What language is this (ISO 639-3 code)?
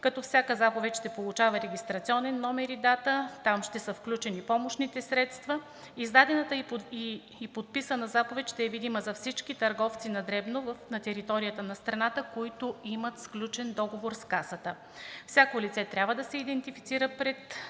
bul